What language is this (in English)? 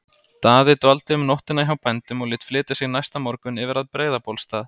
Icelandic